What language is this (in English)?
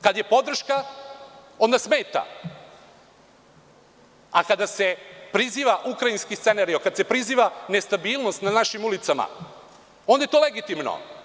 Serbian